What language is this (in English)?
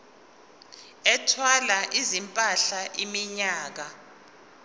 Zulu